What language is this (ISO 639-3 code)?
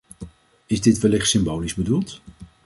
nld